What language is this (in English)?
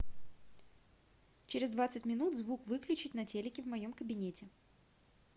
Russian